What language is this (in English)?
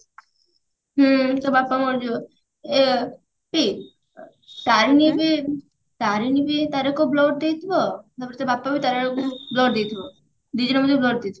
Odia